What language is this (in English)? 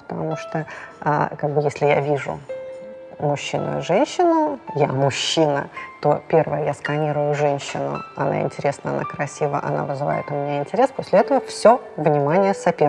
Russian